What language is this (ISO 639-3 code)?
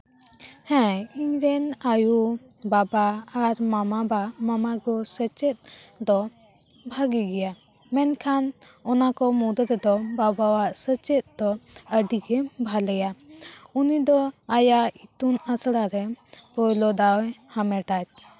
sat